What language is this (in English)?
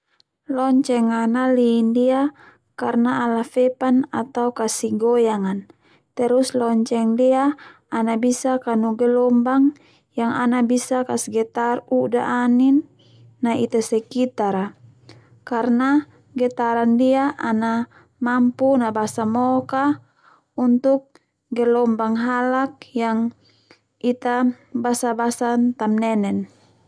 Termanu